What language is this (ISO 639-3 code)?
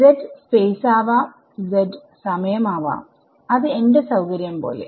mal